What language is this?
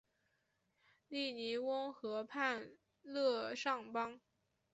Chinese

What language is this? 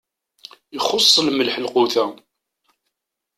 Kabyle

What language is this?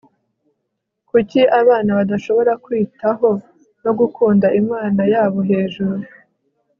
Kinyarwanda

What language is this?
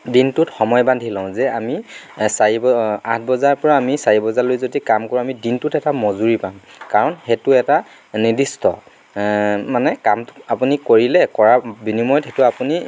Assamese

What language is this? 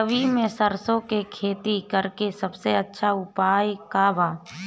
Bhojpuri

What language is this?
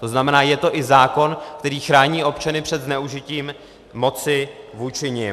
Czech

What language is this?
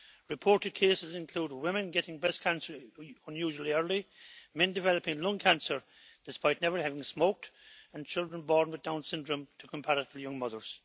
English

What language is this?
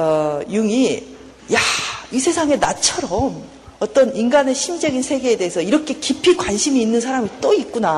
Korean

